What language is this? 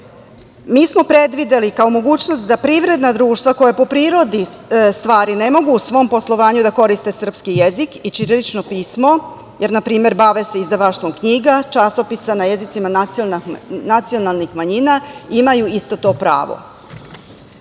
Serbian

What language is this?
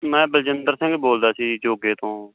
Punjabi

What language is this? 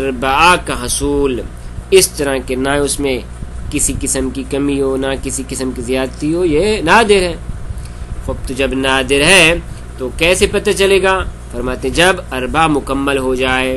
Arabic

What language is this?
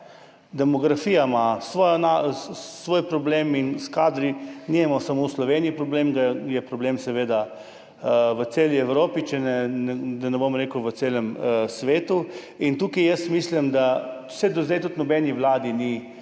Slovenian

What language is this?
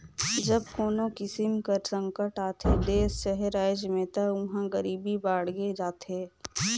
Chhattisgarhi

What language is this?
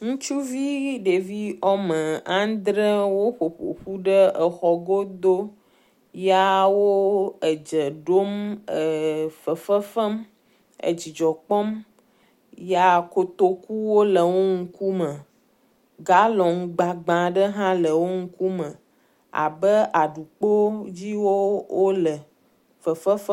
Ewe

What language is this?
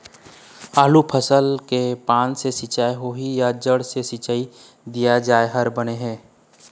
Chhattisgarhi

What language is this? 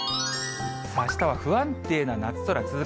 Japanese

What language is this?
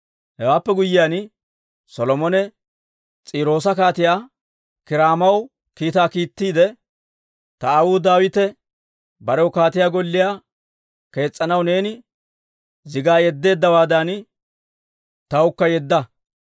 Dawro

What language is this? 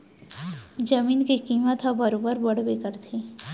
Chhattisgarhi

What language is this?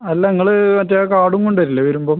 Malayalam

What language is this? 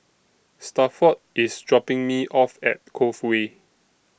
English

